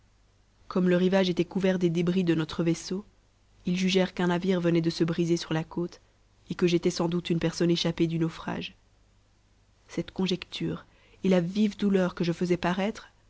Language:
French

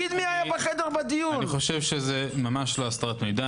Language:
Hebrew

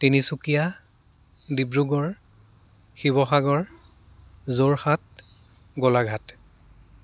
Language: Assamese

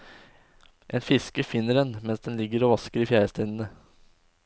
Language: Norwegian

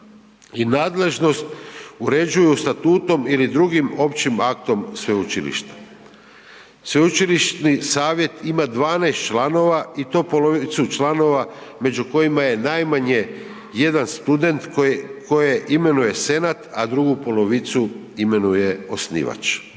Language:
Croatian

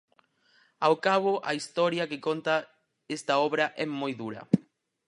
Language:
Galician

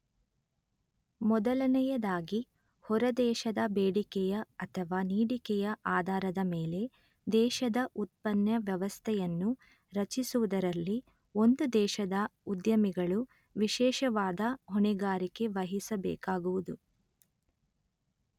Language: Kannada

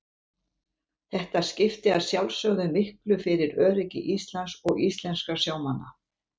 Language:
Icelandic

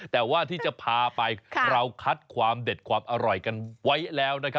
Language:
Thai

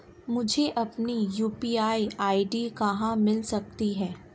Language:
Hindi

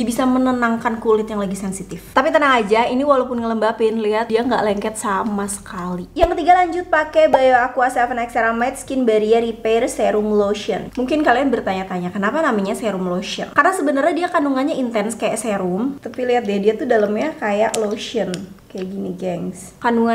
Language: Indonesian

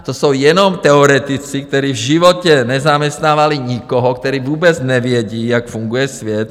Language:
Czech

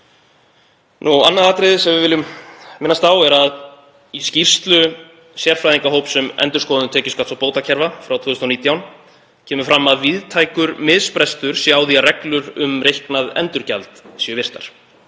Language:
Icelandic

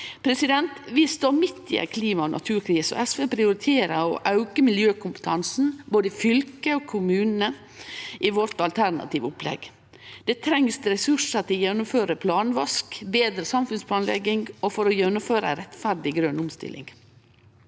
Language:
Norwegian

